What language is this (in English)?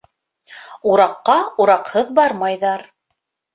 Bashkir